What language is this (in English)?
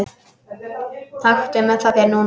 Icelandic